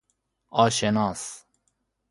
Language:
Persian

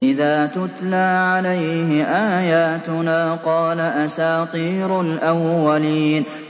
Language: Arabic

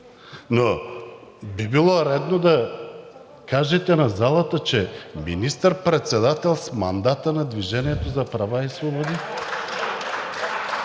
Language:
Bulgarian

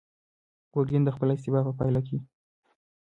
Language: Pashto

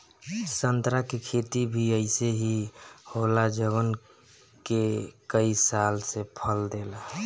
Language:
Bhojpuri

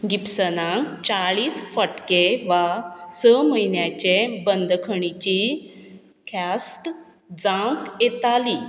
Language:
Konkani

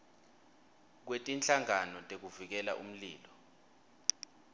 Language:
Swati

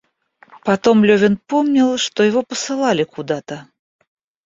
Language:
Russian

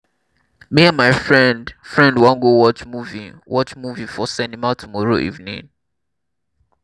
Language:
Nigerian Pidgin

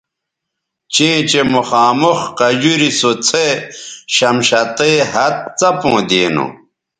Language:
Bateri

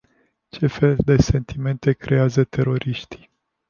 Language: Romanian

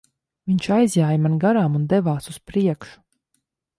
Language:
Latvian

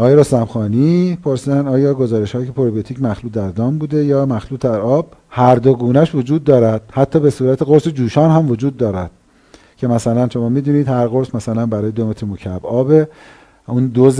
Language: Persian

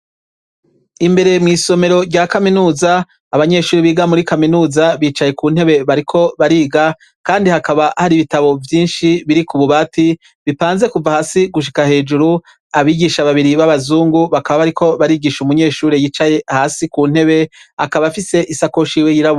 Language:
Rundi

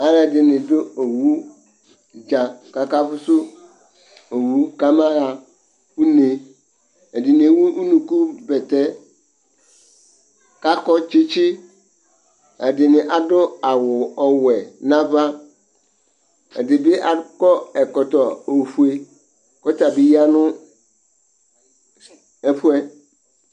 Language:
Ikposo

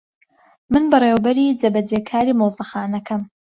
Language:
Central Kurdish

